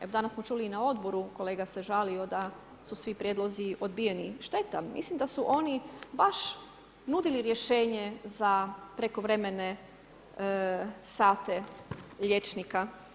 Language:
Croatian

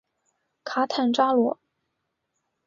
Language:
Chinese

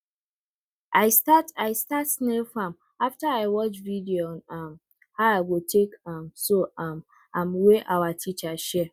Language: Nigerian Pidgin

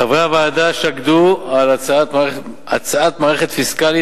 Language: Hebrew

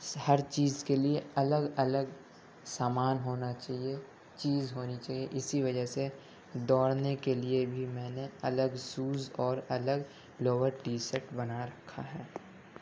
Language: Urdu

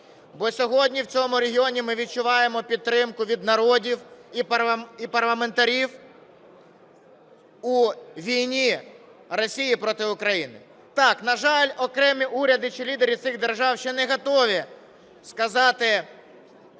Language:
Ukrainian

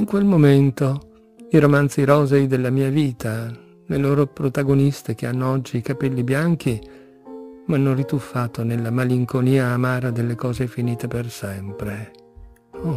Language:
Italian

